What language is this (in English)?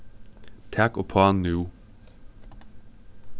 Faroese